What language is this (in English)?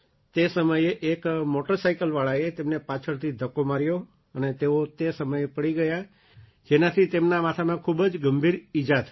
Gujarati